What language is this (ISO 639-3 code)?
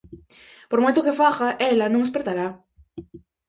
glg